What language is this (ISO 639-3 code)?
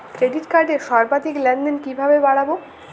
ben